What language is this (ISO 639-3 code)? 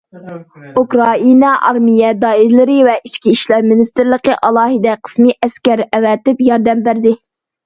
uig